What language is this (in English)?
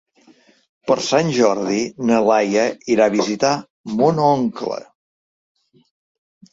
Catalan